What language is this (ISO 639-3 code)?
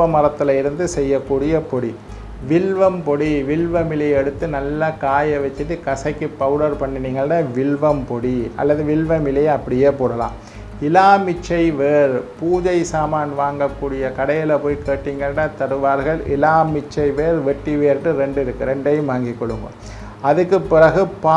ind